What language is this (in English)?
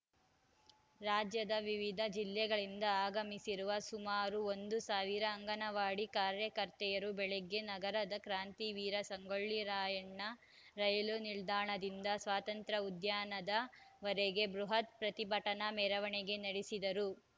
Kannada